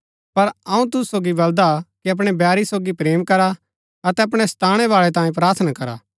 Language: Gaddi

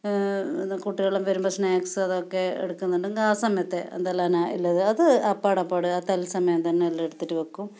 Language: Malayalam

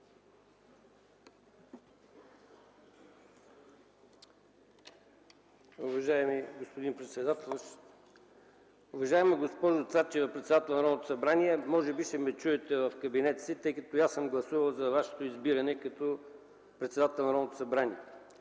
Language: Bulgarian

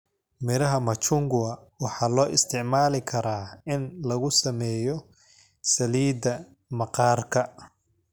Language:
Somali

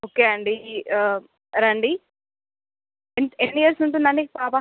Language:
Telugu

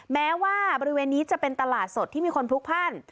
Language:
Thai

